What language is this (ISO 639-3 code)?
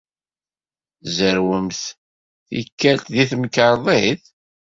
kab